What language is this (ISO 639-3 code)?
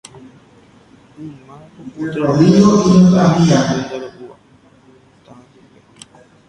grn